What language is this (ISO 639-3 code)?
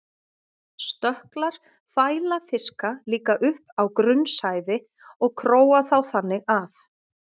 isl